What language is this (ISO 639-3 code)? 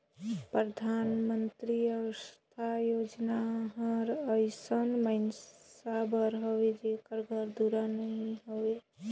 hne